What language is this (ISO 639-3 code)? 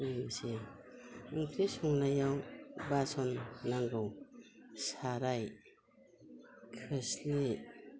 brx